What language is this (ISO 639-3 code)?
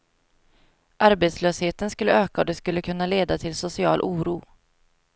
swe